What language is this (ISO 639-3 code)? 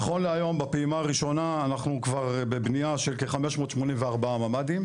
heb